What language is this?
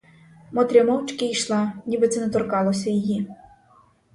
Ukrainian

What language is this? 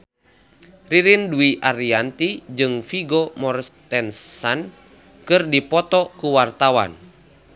Sundanese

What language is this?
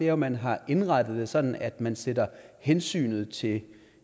Danish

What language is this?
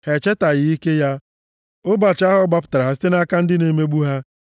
Igbo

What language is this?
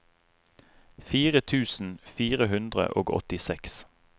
Norwegian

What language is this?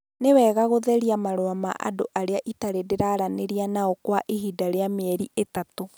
Kikuyu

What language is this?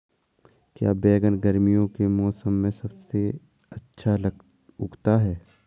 Hindi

